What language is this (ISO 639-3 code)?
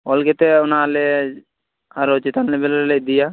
sat